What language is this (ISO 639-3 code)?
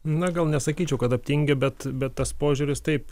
lit